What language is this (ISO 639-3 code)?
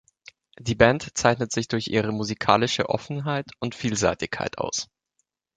deu